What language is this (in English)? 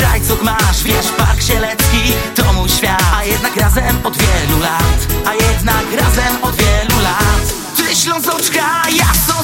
Polish